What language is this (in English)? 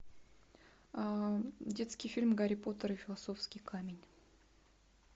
Russian